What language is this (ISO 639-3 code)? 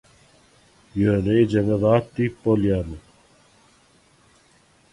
tuk